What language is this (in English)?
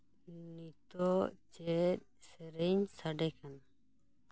Santali